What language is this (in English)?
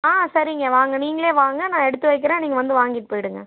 Tamil